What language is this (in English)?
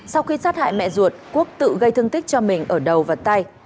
Vietnamese